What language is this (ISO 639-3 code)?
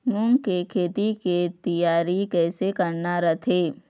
hne